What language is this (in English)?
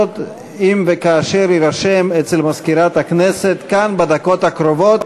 Hebrew